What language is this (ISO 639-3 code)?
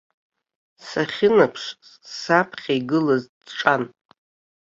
abk